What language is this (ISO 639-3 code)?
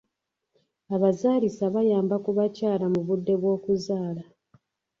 lug